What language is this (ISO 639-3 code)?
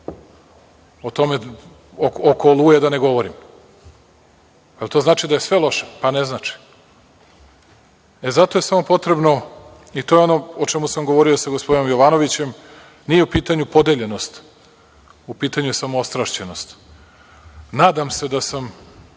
srp